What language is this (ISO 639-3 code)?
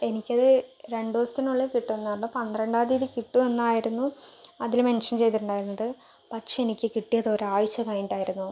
mal